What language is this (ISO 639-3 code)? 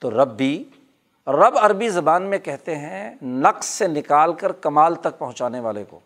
urd